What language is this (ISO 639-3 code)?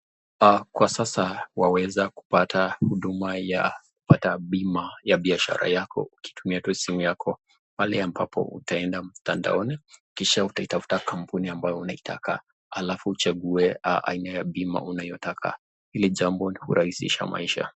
swa